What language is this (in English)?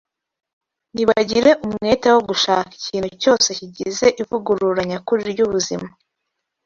Kinyarwanda